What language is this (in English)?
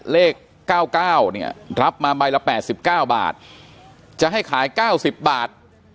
Thai